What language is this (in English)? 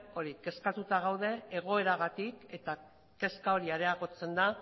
Basque